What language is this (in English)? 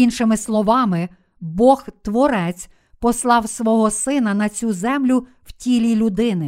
Ukrainian